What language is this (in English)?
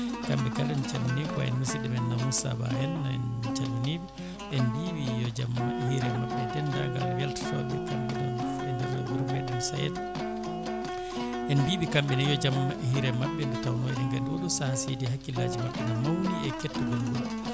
Fula